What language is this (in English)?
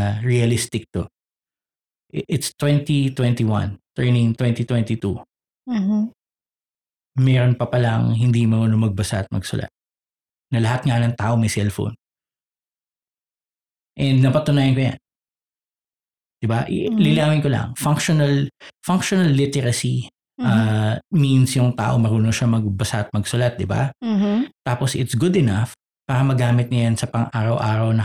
Filipino